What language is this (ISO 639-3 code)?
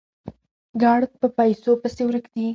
pus